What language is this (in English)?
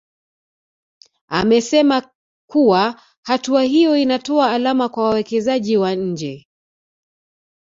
Swahili